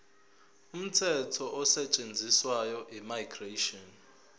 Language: Zulu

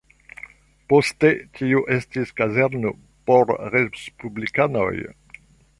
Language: Esperanto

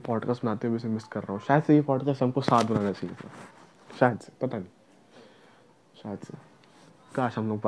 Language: Hindi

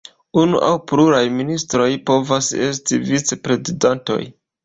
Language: Esperanto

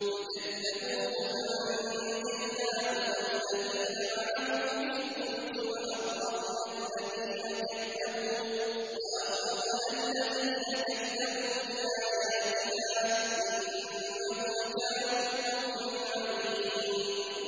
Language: Arabic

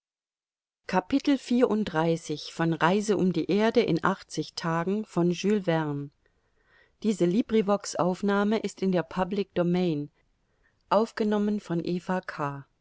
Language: German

